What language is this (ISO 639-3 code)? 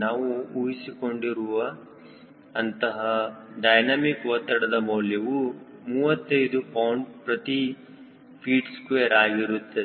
kan